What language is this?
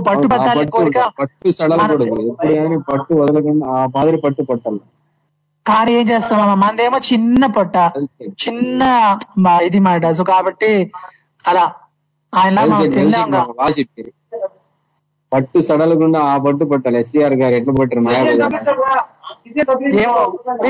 Telugu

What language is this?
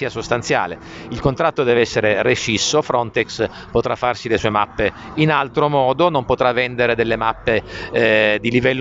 Italian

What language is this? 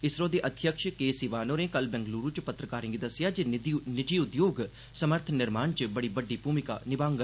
Dogri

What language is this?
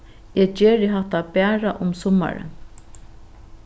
Faroese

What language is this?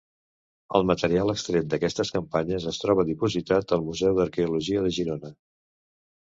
Catalan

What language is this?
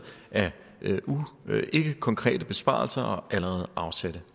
Danish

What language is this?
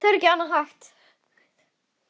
Icelandic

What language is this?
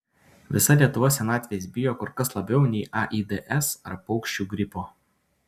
Lithuanian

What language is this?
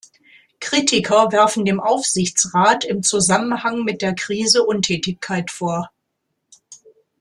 German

